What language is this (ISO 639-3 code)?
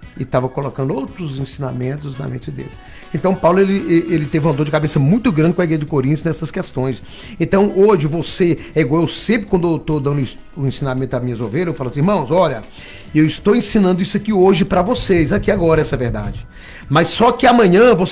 por